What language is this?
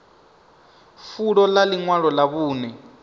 Venda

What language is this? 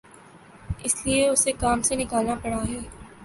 Urdu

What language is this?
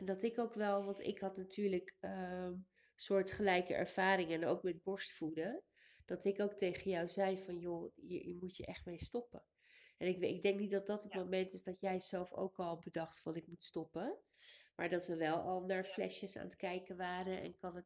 Dutch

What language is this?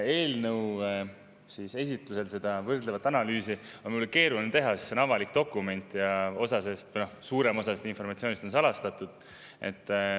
Estonian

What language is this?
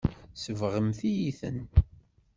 Kabyle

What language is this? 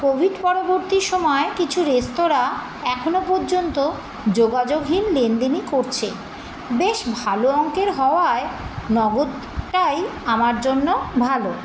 Bangla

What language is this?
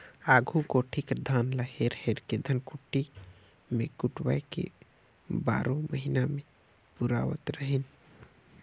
Chhattisgarhi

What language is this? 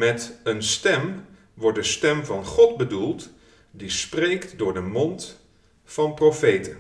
Dutch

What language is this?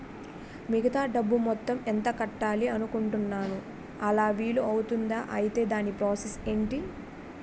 Telugu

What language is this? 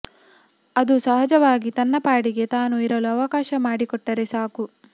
Kannada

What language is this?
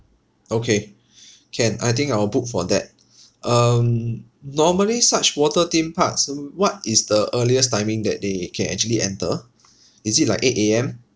English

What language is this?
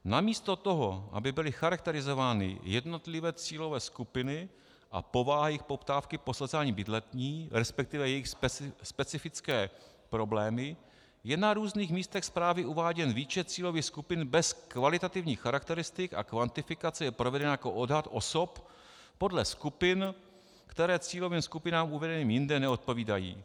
Czech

